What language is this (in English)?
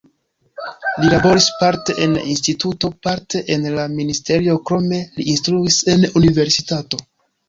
Esperanto